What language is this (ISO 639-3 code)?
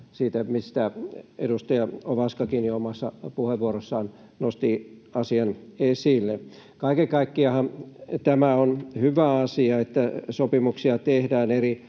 fin